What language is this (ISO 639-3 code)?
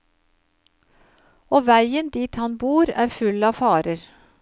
nor